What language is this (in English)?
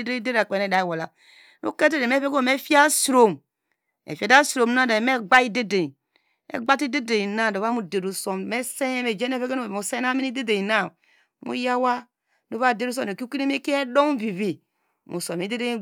Degema